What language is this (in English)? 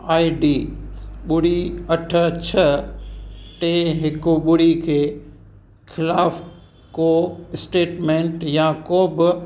Sindhi